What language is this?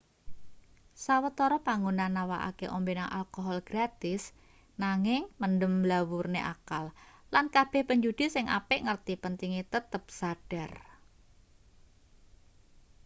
Javanese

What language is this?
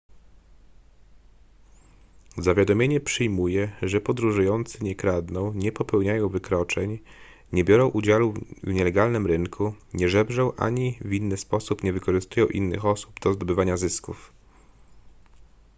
Polish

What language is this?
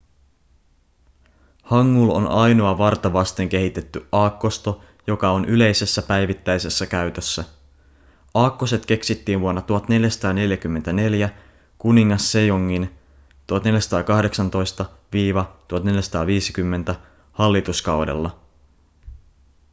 Finnish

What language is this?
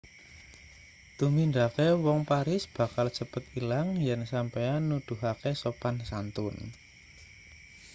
Javanese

